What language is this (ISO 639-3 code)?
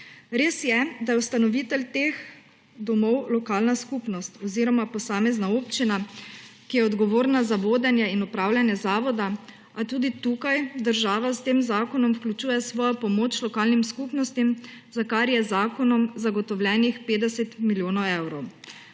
slv